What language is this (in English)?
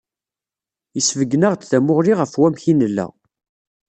Kabyle